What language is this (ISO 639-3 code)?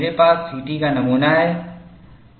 hin